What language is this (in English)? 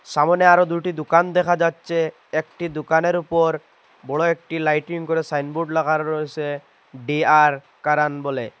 Bangla